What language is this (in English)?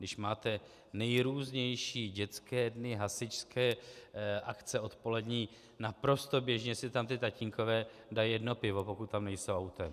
Czech